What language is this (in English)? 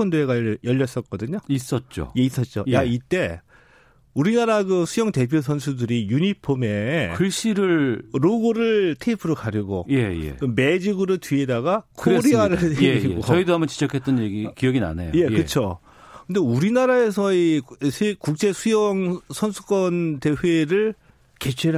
Korean